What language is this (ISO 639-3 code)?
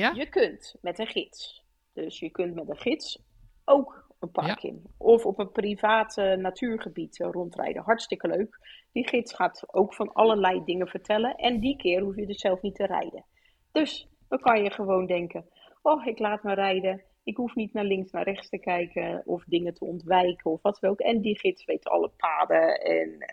nld